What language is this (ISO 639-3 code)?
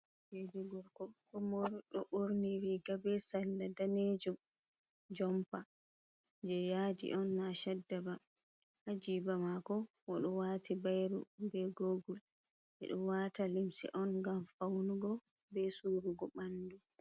ful